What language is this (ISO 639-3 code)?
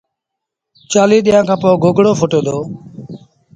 sbn